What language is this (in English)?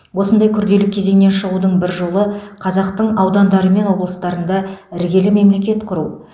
Kazakh